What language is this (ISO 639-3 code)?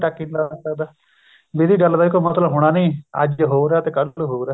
pan